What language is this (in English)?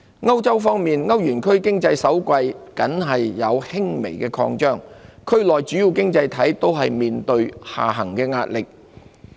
Cantonese